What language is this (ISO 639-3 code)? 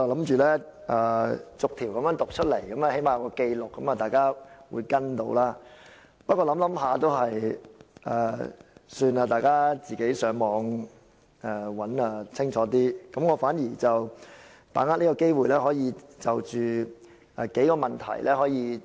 yue